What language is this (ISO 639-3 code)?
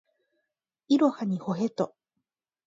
jpn